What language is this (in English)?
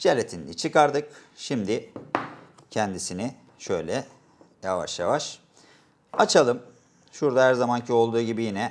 Turkish